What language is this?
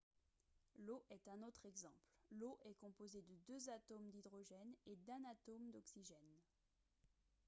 French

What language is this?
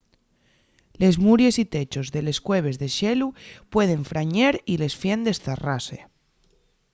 Asturian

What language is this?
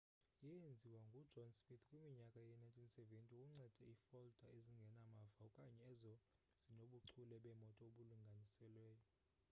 Xhosa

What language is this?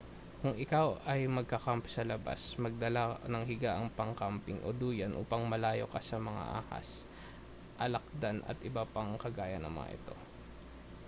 Filipino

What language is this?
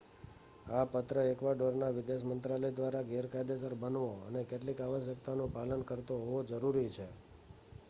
Gujarati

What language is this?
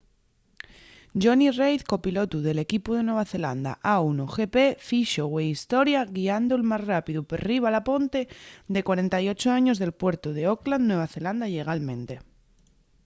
Asturian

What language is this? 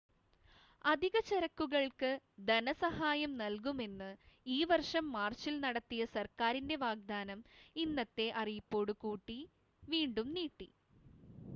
Malayalam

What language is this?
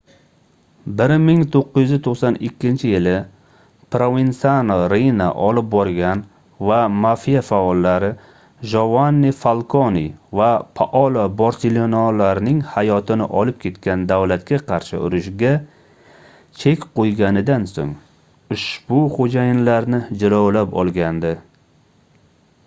Uzbek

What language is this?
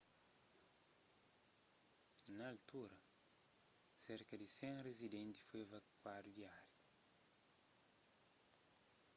Kabuverdianu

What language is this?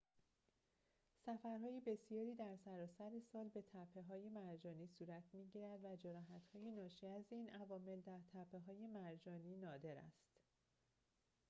Persian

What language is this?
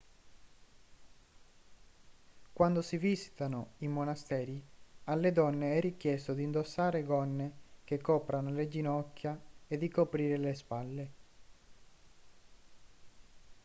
Italian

